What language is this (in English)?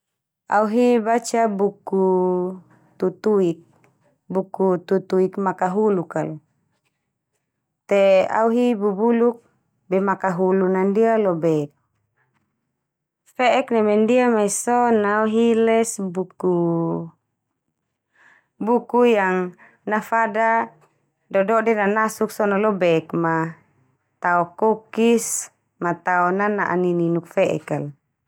Termanu